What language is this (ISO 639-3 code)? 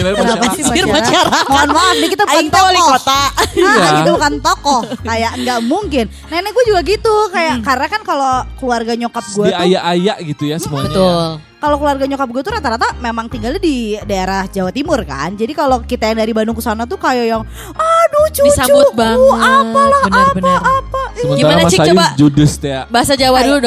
ind